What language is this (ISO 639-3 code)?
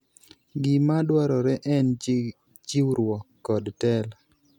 luo